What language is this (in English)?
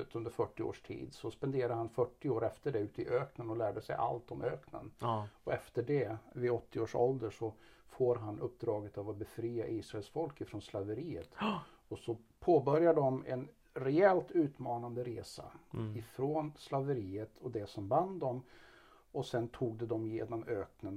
Swedish